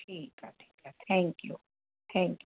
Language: Sindhi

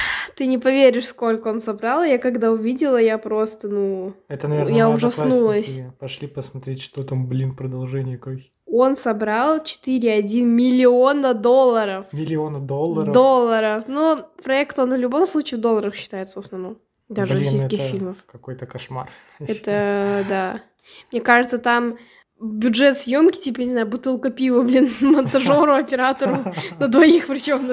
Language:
Russian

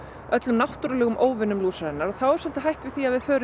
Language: Icelandic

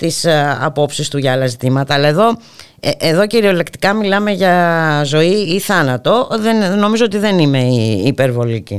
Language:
Greek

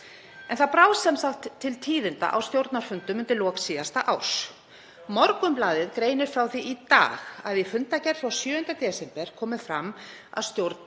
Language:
Icelandic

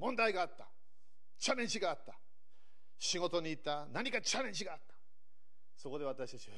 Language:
Japanese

